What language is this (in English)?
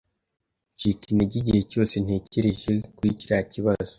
Kinyarwanda